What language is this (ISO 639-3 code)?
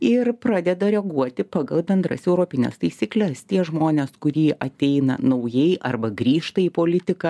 lit